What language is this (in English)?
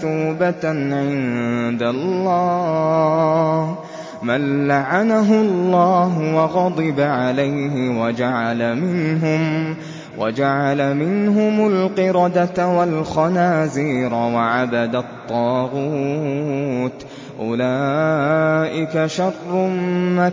Arabic